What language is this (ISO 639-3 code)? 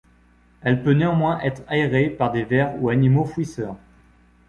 fra